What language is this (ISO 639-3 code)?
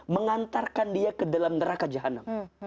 ind